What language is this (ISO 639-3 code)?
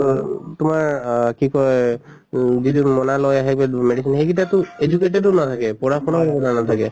asm